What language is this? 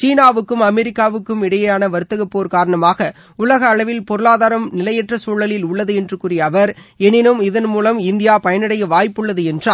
Tamil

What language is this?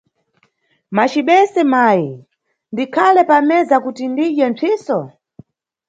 Nyungwe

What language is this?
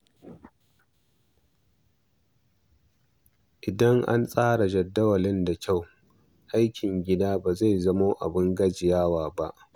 Hausa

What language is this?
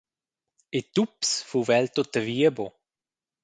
Romansh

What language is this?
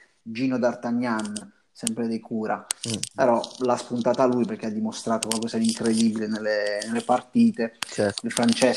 Italian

